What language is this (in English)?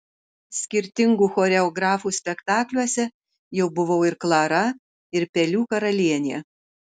Lithuanian